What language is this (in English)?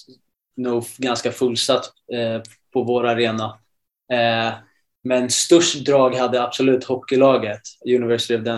Swedish